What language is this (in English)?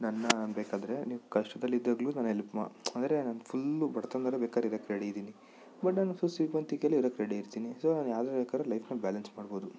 Kannada